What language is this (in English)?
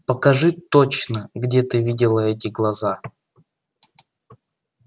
Russian